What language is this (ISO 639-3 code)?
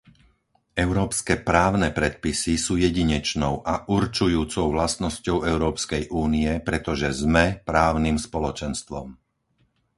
slk